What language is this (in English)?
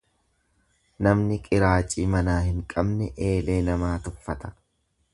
Oromo